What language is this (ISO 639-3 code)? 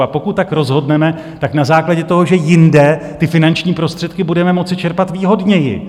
ces